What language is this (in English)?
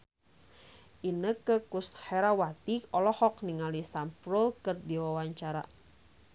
Sundanese